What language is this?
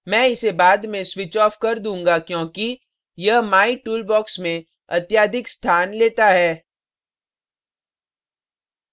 Hindi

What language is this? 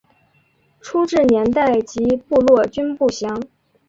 Chinese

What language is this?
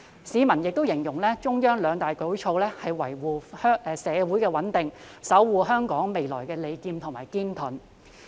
Cantonese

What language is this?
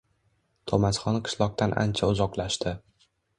Uzbek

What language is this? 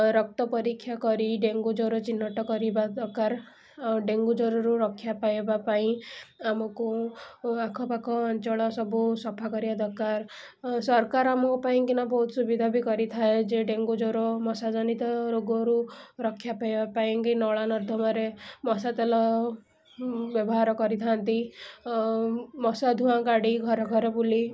Odia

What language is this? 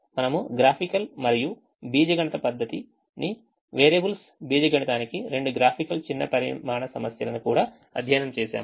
Telugu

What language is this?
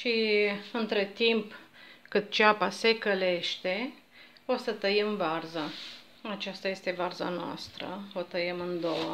Romanian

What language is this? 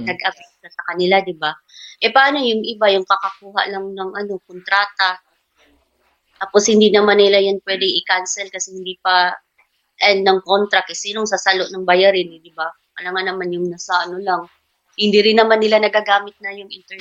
Filipino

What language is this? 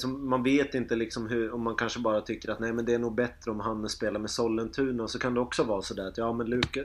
Swedish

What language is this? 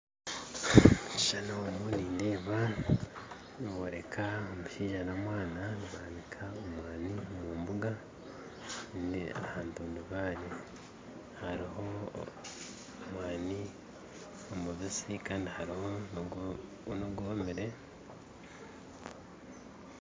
Nyankole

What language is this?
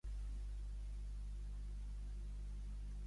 Catalan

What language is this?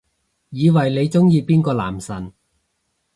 Cantonese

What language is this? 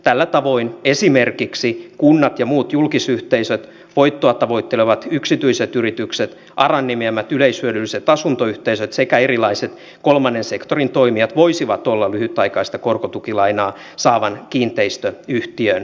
Finnish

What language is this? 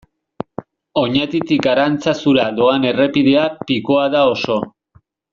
Basque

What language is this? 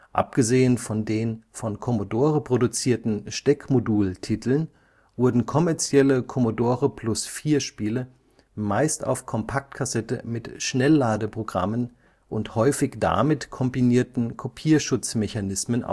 German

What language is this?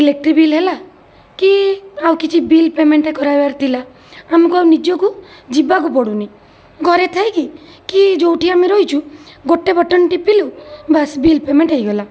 Odia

